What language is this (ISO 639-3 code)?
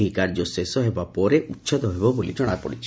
ori